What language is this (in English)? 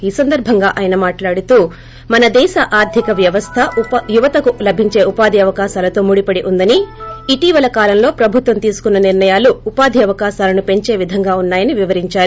Telugu